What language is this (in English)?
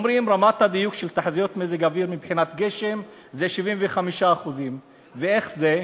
Hebrew